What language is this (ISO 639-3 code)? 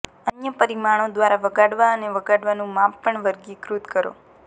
guj